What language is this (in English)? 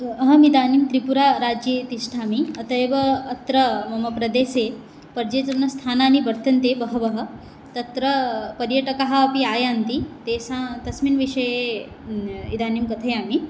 Sanskrit